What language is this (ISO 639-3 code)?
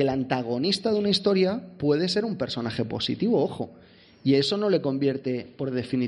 spa